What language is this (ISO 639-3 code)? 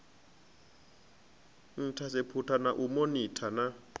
ven